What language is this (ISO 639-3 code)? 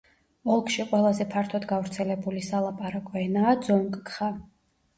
kat